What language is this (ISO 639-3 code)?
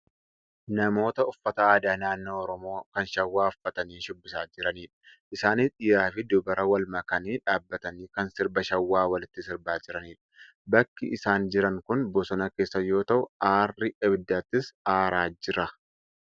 orm